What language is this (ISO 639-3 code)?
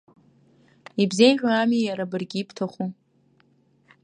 abk